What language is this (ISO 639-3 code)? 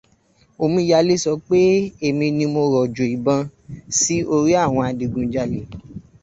yor